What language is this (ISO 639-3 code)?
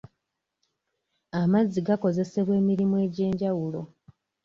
lug